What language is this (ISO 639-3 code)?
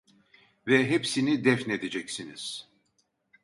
tur